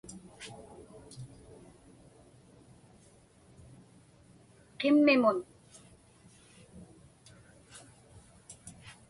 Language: Inupiaq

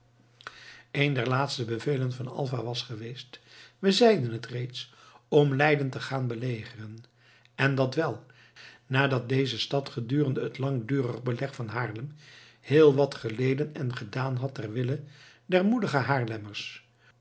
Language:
Dutch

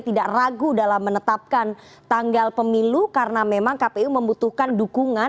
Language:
Indonesian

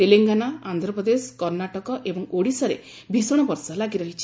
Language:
Odia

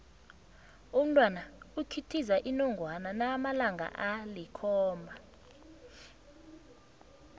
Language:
South Ndebele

